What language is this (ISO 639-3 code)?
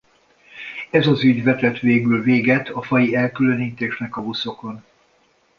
hun